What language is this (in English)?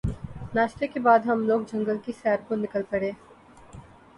Urdu